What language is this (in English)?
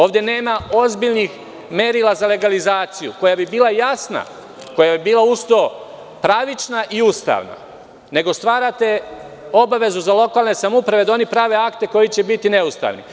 Serbian